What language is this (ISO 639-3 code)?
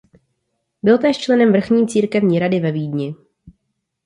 ces